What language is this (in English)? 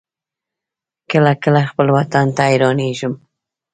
Pashto